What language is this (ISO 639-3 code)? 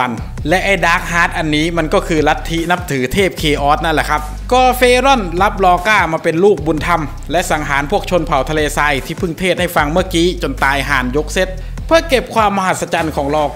tha